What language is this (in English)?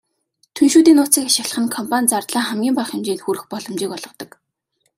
Mongolian